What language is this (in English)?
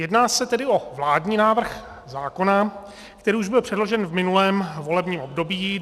Czech